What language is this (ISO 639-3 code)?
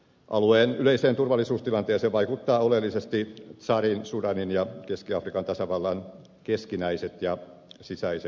fin